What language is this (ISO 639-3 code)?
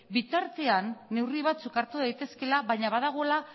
eus